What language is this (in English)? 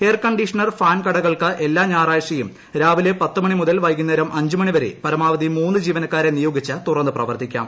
Malayalam